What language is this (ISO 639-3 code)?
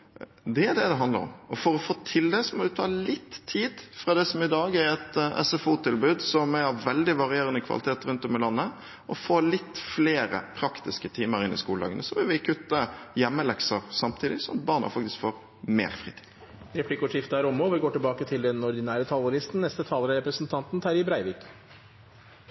nor